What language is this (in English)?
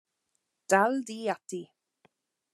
Welsh